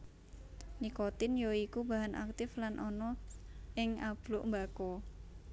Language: Javanese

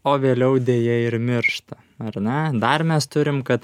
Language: Lithuanian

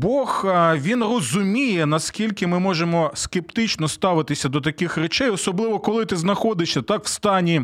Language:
Ukrainian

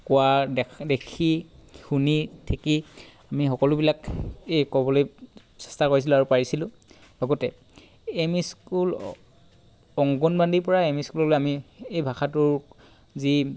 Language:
Assamese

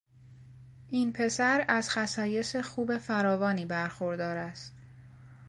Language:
Persian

